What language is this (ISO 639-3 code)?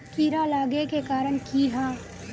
mag